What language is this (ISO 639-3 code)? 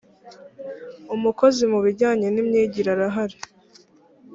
kin